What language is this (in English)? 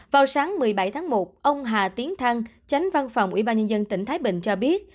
Vietnamese